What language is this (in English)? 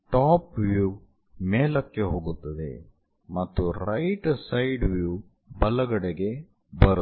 Kannada